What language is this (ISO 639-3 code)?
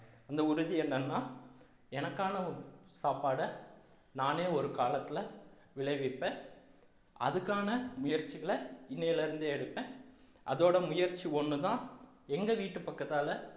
tam